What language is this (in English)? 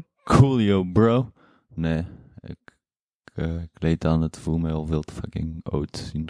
Dutch